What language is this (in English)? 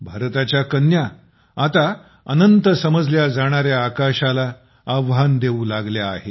Marathi